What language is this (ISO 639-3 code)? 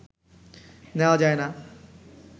ben